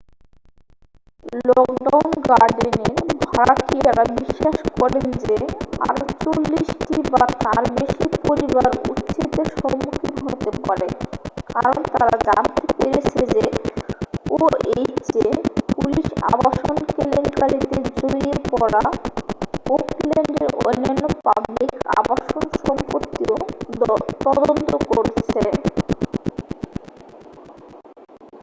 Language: Bangla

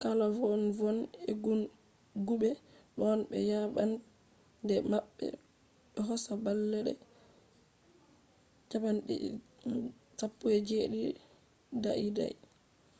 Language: Fula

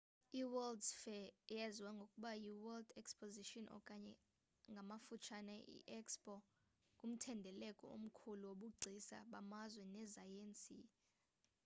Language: Xhosa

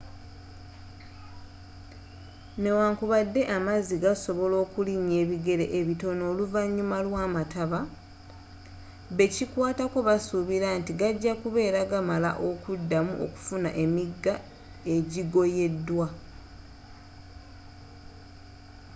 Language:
Ganda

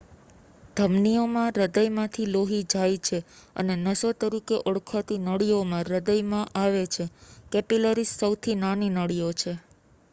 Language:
Gujarati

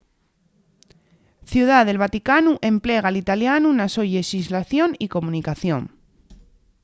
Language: Asturian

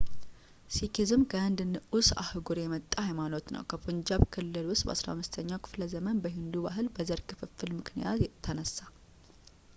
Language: Amharic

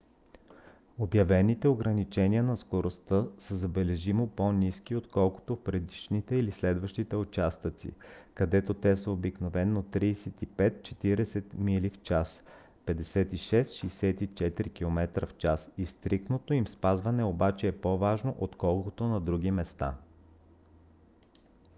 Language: Bulgarian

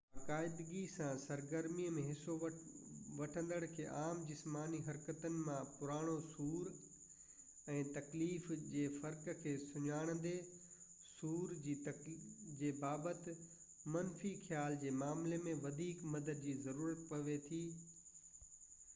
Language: Sindhi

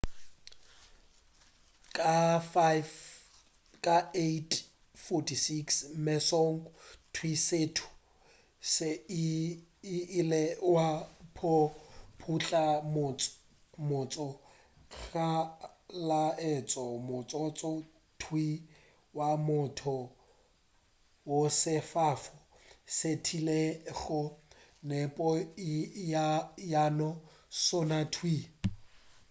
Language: Northern Sotho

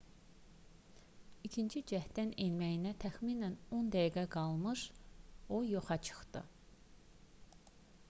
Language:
Azerbaijani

